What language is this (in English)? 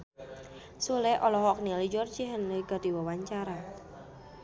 Sundanese